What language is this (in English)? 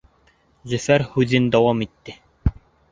Bashkir